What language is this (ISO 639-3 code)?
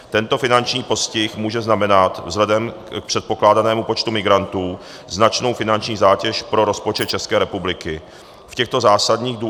ces